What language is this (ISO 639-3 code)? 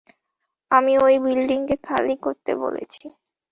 ben